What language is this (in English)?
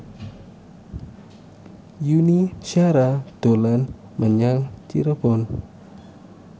Javanese